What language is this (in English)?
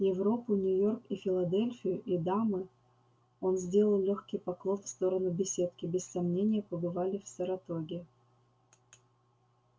Russian